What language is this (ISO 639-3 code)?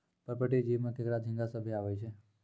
mai